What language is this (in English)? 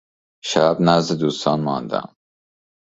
Persian